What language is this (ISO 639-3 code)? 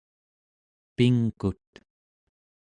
esu